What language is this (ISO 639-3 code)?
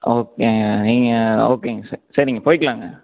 tam